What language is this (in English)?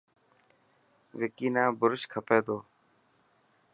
Dhatki